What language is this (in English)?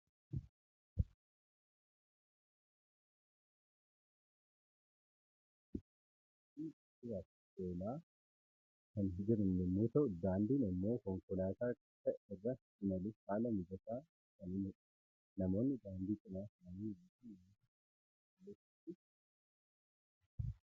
Oromo